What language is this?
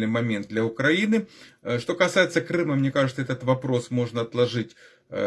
Russian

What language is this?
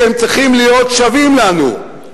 Hebrew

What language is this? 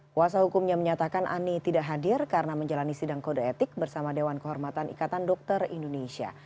Indonesian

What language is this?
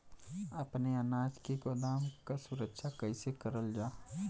Bhojpuri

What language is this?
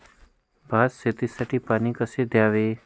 Marathi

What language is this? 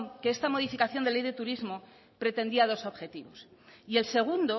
Spanish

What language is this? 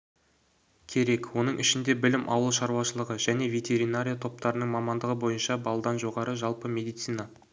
Kazakh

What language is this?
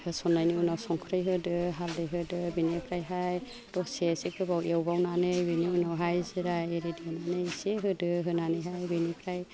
Bodo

